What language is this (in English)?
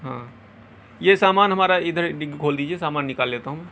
Urdu